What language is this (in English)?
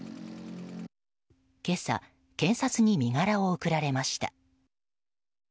Japanese